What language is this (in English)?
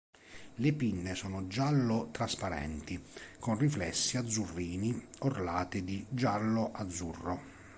Italian